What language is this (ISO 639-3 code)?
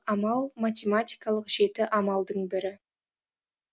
kaz